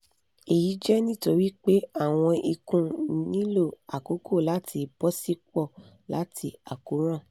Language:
Yoruba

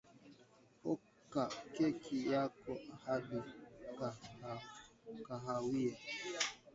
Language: Swahili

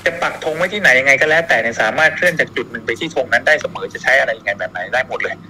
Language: Thai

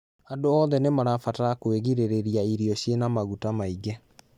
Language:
Kikuyu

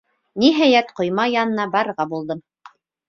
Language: Bashkir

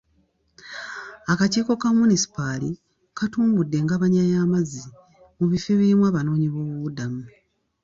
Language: Ganda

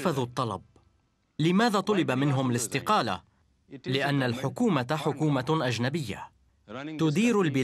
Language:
Arabic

